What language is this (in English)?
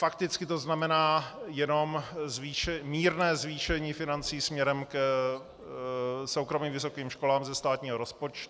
Czech